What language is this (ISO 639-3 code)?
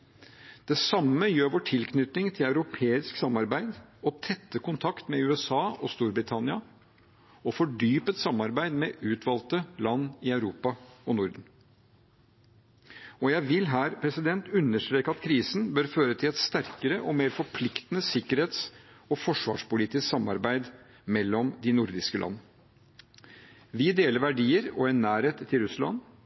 nob